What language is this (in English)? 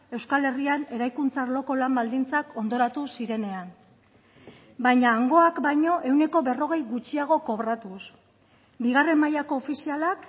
Basque